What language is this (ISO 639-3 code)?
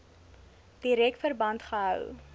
afr